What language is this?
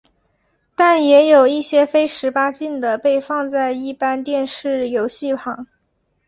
Chinese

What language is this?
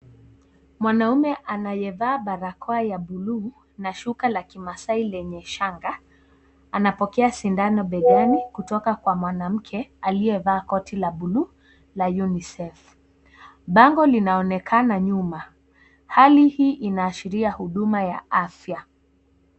Swahili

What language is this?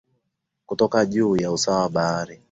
Swahili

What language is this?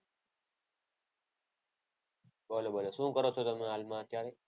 Gujarati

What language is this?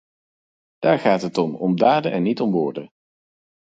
Dutch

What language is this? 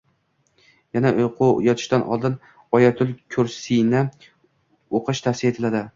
Uzbek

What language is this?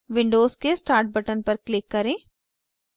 Hindi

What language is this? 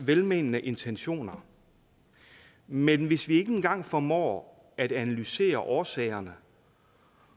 Danish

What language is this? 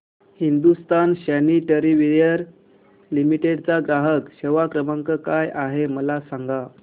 Marathi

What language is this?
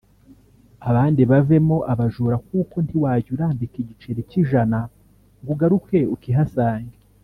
Kinyarwanda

